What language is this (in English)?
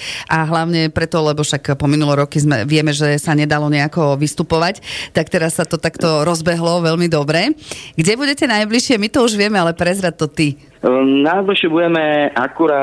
Slovak